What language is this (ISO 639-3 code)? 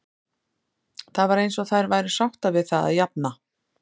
isl